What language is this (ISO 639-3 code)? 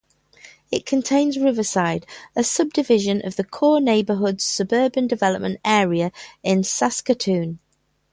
eng